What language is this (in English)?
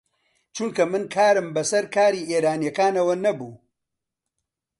Central Kurdish